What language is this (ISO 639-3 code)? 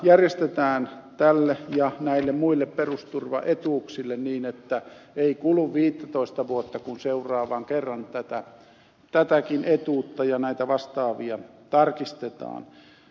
fin